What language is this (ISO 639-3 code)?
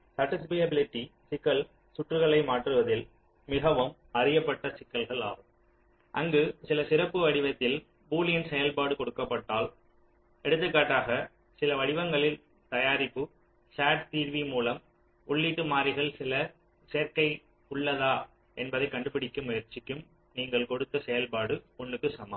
tam